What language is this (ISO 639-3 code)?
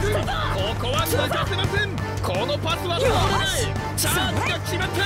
jpn